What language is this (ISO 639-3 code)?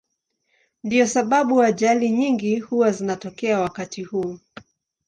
swa